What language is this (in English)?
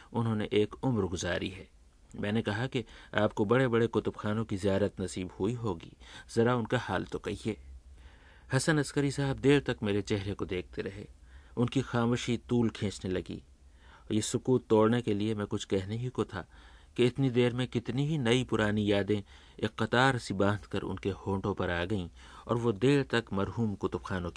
Hindi